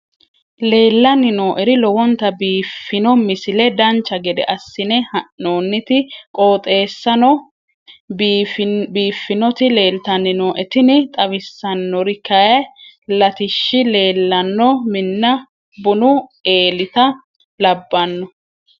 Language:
Sidamo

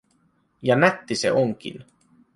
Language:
Finnish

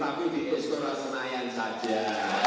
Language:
Indonesian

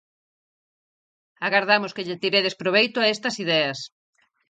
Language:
Galician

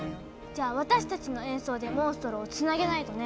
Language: Japanese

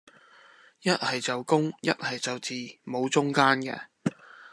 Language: Cantonese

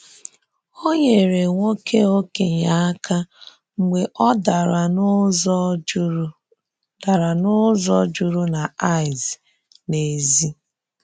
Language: Igbo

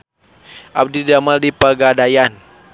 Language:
Sundanese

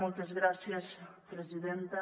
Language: Catalan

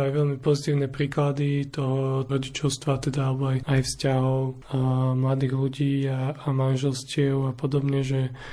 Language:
Slovak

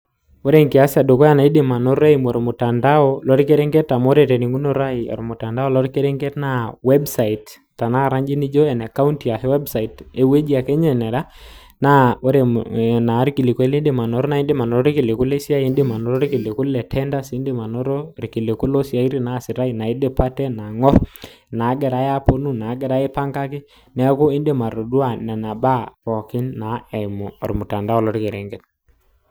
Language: Masai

